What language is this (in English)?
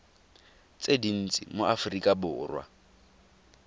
Tswana